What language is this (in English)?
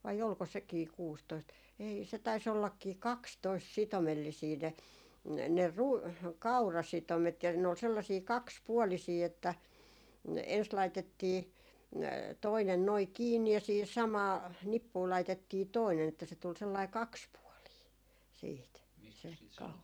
Finnish